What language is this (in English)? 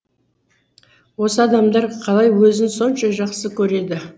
Kazakh